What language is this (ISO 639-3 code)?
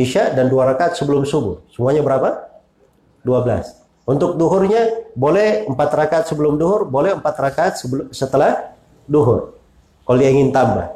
ind